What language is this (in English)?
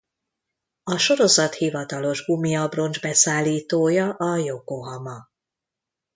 Hungarian